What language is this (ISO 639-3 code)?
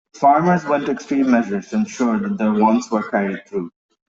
eng